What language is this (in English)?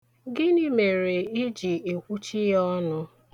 Igbo